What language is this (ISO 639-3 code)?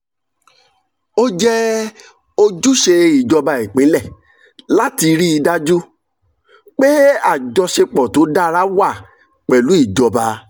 yor